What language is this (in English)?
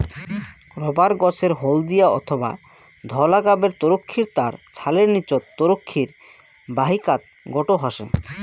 Bangla